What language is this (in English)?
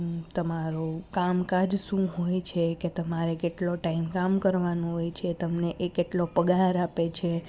Gujarati